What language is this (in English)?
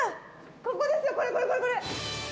Japanese